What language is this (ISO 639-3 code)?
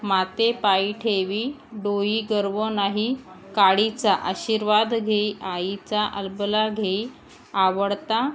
mar